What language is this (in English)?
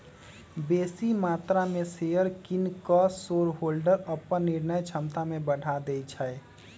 Magahi